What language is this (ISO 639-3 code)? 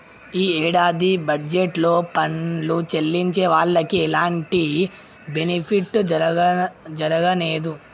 tel